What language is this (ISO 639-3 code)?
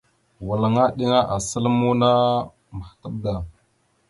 mxu